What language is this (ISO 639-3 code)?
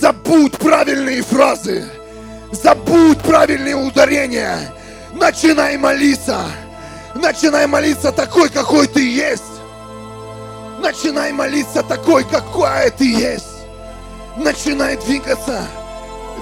rus